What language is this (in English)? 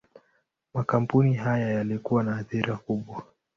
Swahili